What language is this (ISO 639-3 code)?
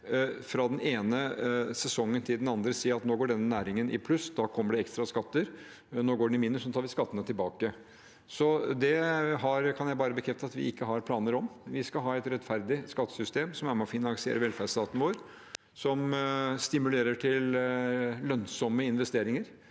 nor